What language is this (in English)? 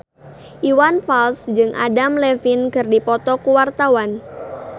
Sundanese